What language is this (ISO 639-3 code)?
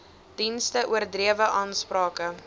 afr